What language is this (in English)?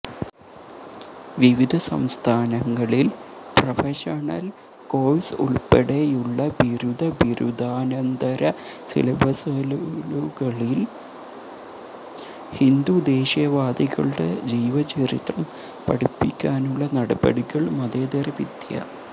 Malayalam